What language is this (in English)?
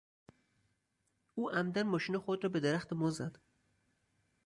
Persian